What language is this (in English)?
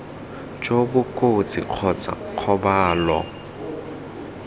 Tswana